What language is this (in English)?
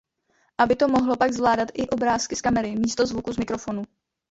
Czech